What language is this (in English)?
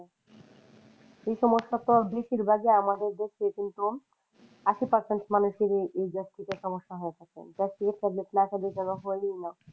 Bangla